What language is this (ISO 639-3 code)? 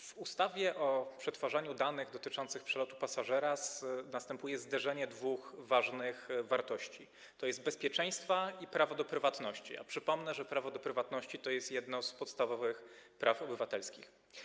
pol